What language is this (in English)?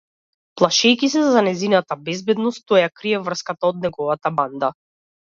Macedonian